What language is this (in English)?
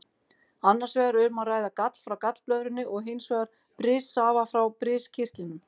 Icelandic